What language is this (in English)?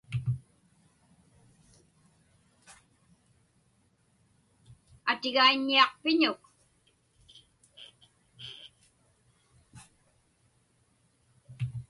Inupiaq